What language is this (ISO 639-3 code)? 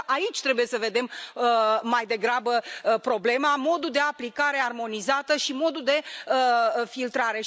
ron